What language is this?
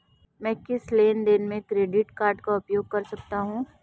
Hindi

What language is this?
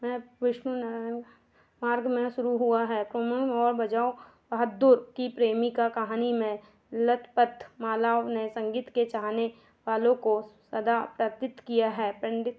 Hindi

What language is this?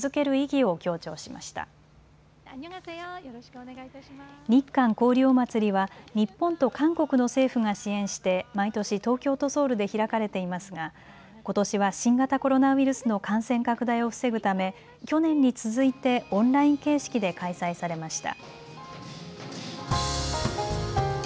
Japanese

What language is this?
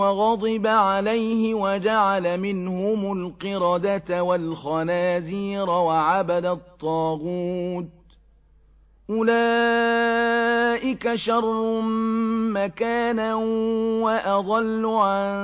Arabic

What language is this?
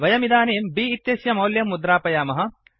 Sanskrit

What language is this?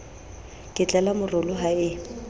Southern Sotho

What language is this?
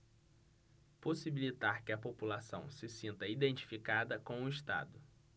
Portuguese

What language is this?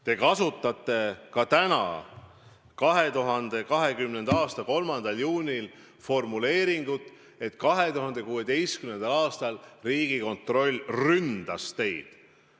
Estonian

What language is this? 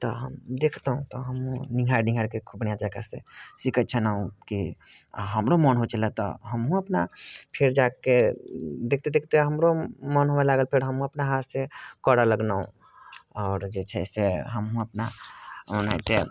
Maithili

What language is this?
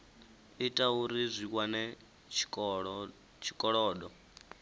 Venda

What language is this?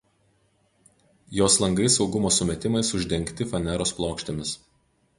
Lithuanian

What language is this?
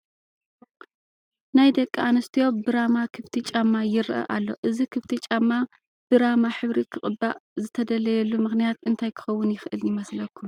Tigrinya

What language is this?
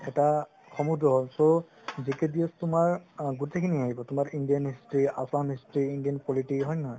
Assamese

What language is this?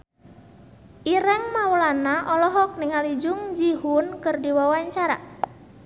Sundanese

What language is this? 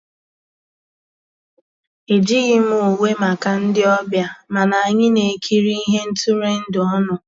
Igbo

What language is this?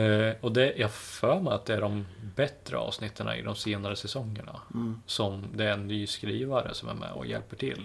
Swedish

